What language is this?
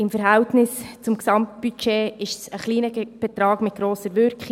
Swiss German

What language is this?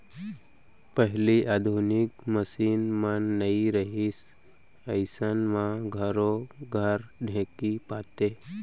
Chhattisgarhi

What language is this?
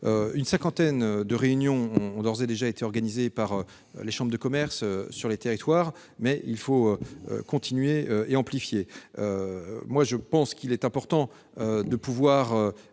French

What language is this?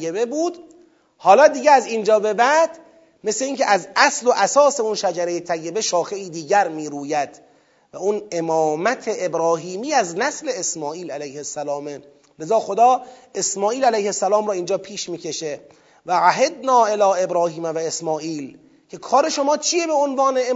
Persian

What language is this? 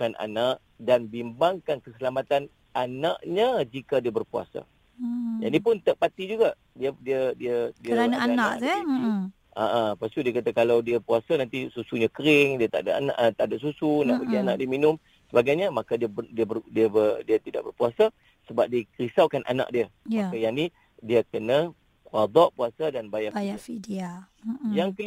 Malay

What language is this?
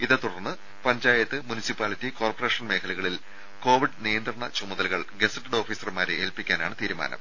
Malayalam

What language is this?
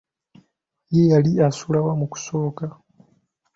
Ganda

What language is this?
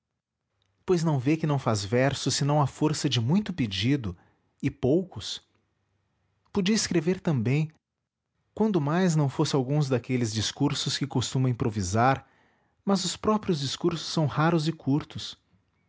Portuguese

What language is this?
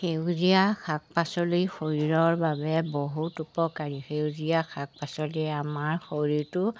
Assamese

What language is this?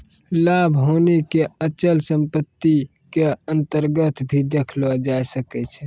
Maithili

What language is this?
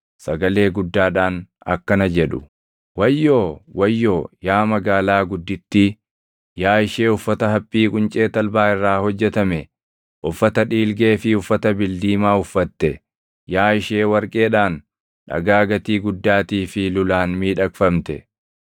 Oromo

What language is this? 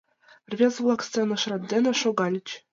Mari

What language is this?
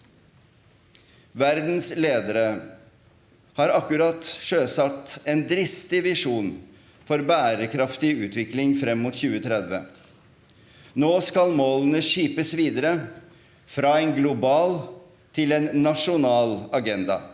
Norwegian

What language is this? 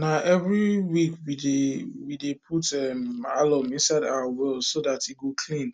Nigerian Pidgin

